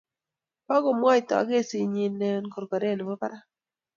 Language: Kalenjin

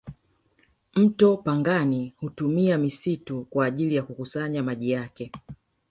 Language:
Swahili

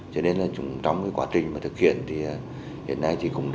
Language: Vietnamese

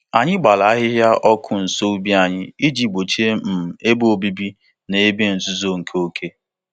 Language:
Igbo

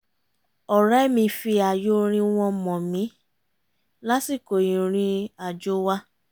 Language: Yoruba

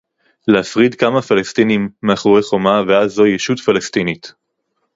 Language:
Hebrew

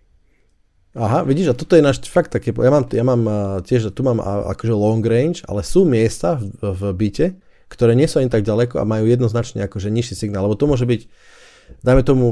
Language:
Slovak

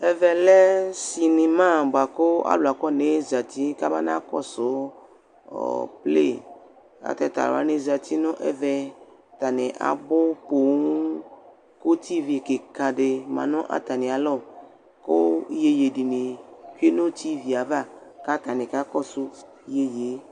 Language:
Ikposo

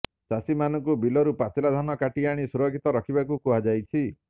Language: Odia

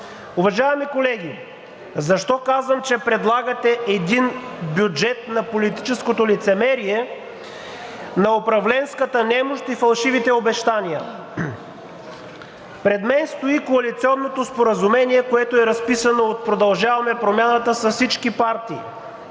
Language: Bulgarian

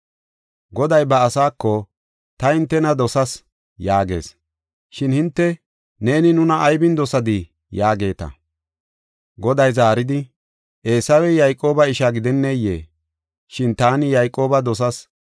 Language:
Gofa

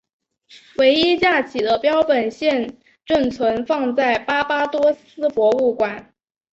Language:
Chinese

